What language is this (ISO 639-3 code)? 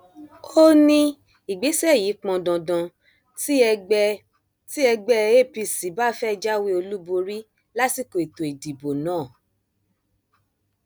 yor